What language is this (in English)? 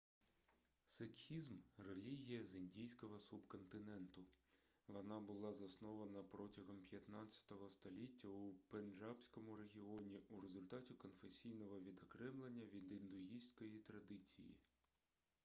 Ukrainian